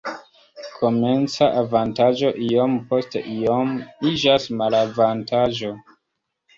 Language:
Esperanto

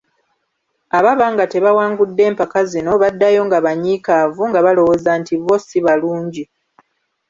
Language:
Ganda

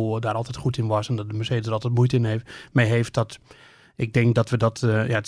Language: Dutch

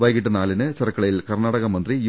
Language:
Malayalam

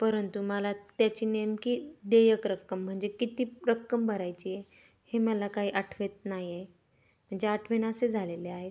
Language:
Marathi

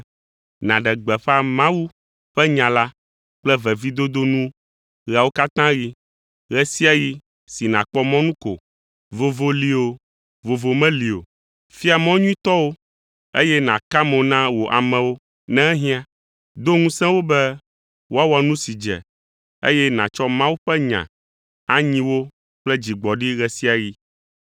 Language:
Ewe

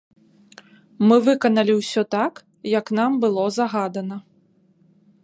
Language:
Belarusian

